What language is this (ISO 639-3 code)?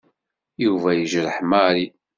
kab